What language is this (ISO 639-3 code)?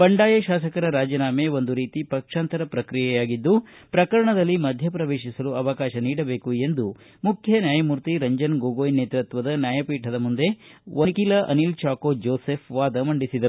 kan